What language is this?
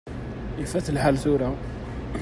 Kabyle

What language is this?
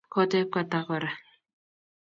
Kalenjin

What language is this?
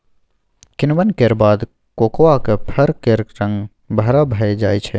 Maithili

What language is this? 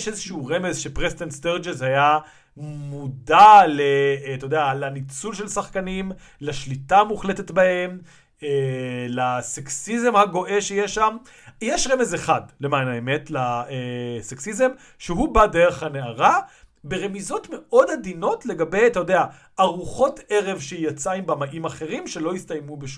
Hebrew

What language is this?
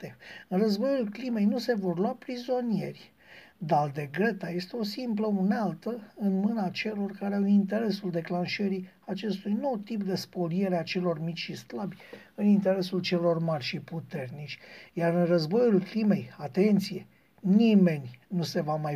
Romanian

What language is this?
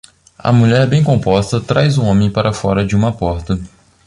Portuguese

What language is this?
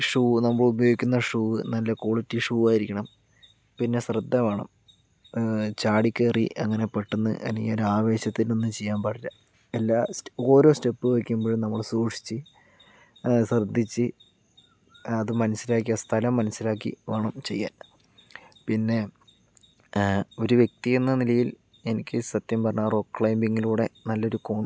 Malayalam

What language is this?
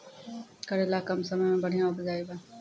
Maithili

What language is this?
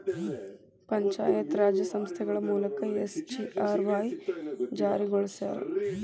Kannada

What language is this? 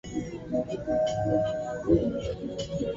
Swahili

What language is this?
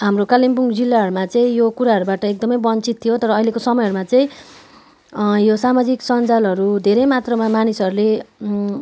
Nepali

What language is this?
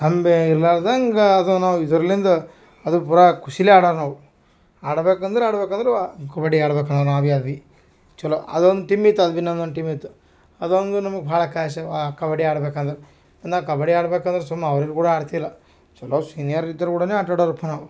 Kannada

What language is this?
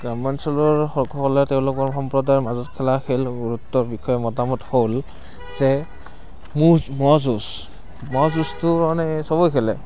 Assamese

